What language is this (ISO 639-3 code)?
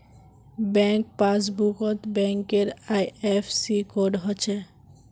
mag